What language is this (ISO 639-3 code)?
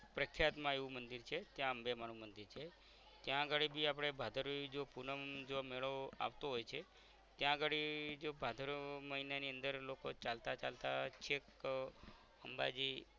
guj